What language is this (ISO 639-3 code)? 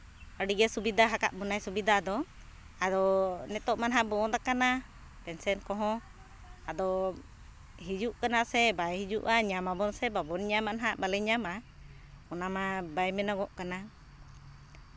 sat